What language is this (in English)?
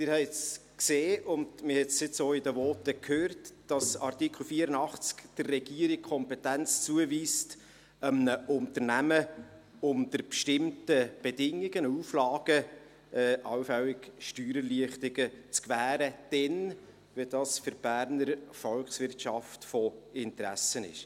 Swiss German